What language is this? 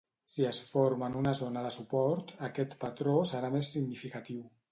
Catalan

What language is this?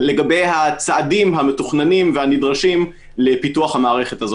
Hebrew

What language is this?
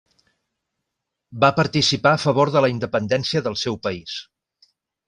Catalan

